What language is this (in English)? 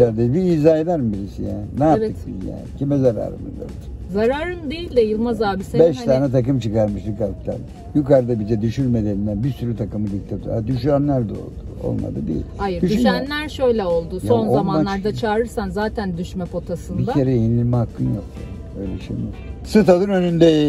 Turkish